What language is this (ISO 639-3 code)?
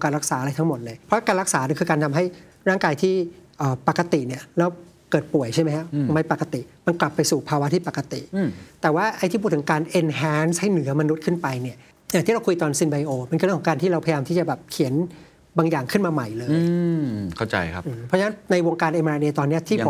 tha